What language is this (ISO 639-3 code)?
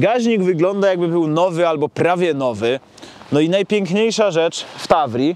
pol